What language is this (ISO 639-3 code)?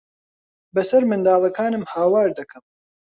ckb